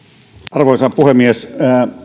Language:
Finnish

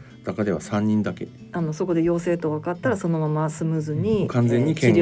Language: Japanese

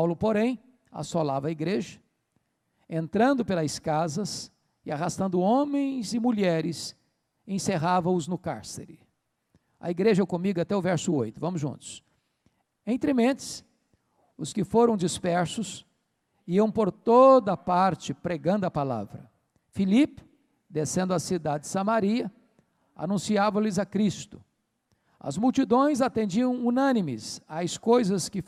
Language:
Portuguese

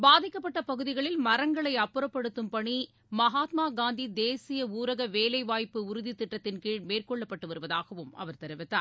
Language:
Tamil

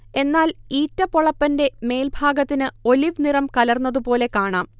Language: Malayalam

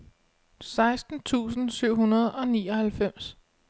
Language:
Danish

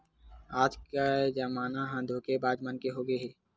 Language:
Chhattisgarhi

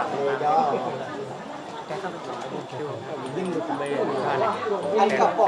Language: Vietnamese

